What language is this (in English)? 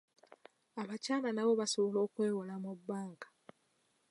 Ganda